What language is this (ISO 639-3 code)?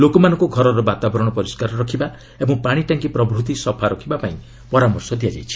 ori